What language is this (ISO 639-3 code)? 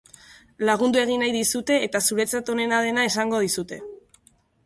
eus